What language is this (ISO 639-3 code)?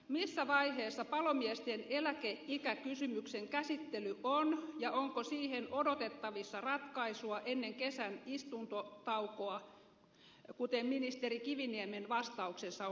fin